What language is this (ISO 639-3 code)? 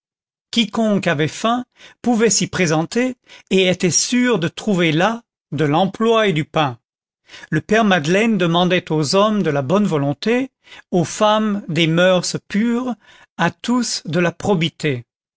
fra